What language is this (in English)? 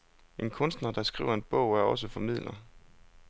Danish